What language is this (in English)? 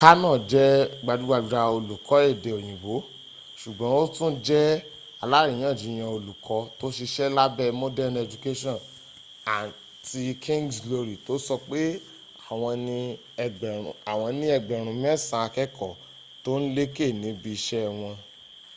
Yoruba